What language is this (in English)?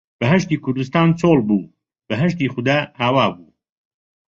Central Kurdish